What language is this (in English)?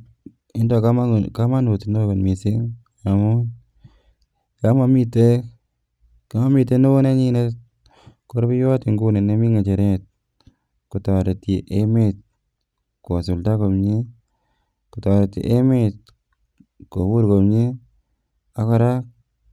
Kalenjin